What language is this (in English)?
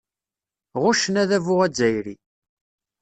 Kabyle